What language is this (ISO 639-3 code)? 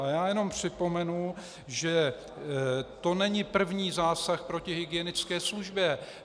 ces